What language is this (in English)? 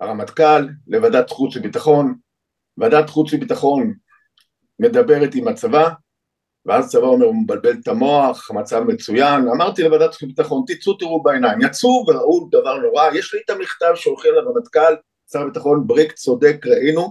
Hebrew